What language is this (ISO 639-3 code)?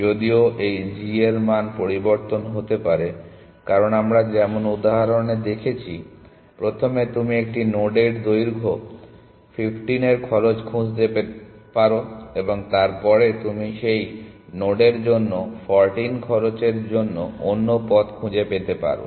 ben